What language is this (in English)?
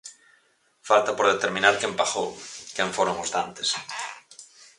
Galician